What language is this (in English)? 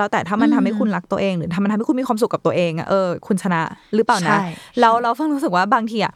Thai